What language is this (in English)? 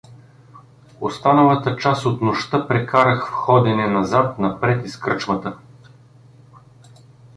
Bulgarian